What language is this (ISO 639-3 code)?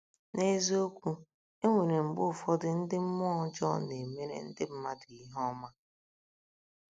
ibo